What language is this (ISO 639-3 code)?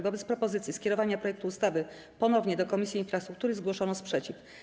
pol